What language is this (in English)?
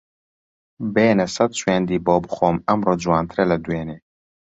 Central Kurdish